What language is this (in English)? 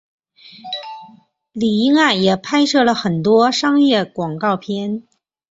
Chinese